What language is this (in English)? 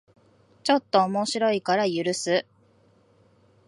Japanese